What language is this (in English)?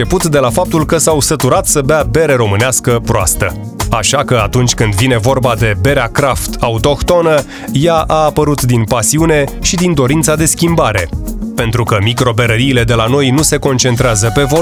Romanian